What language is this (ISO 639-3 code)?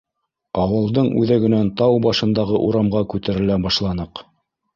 bak